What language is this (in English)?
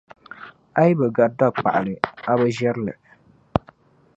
Dagbani